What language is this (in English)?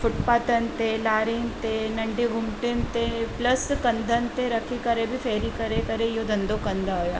Sindhi